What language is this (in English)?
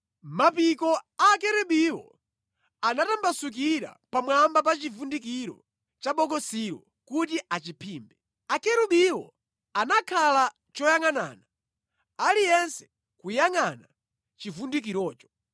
Nyanja